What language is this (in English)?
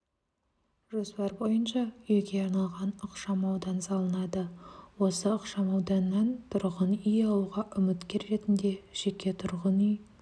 Kazakh